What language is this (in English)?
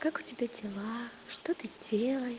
Russian